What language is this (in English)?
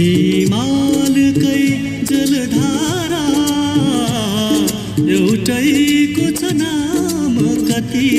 Arabic